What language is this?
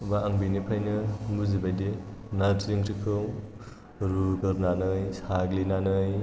Bodo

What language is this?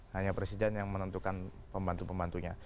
Indonesian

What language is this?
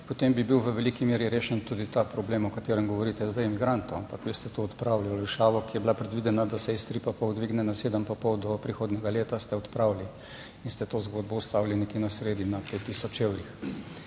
Slovenian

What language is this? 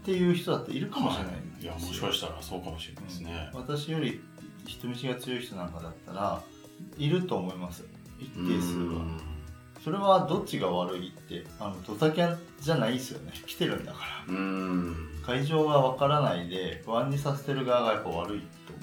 Japanese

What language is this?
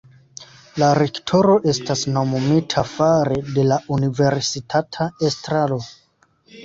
Esperanto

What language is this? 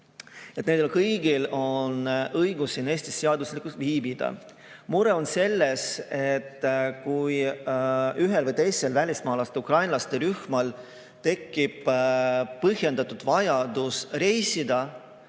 Estonian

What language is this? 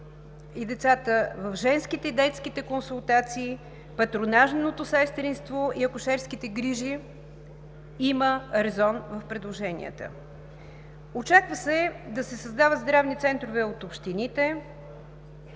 Bulgarian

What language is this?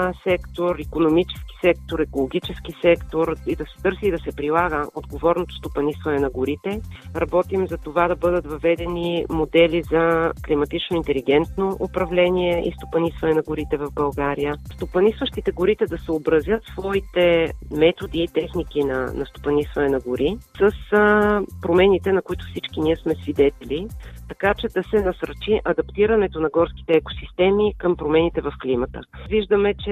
Bulgarian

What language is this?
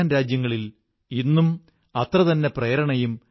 Malayalam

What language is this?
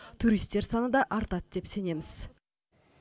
Kazakh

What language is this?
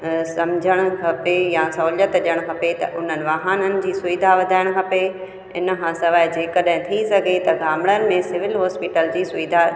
Sindhi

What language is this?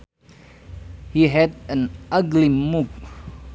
Sundanese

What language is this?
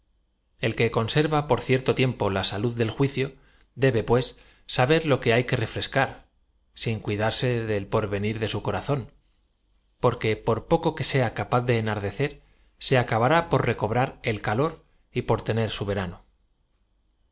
Spanish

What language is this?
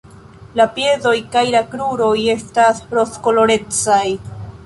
Esperanto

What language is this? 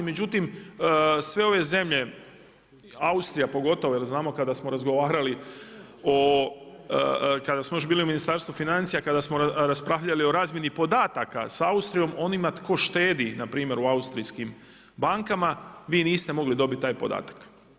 Croatian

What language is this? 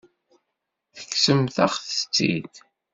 Kabyle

